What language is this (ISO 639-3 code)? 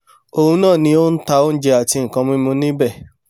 yor